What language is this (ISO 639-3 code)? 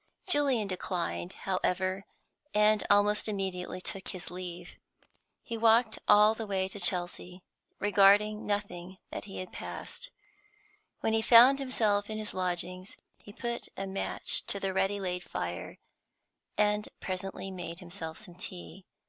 eng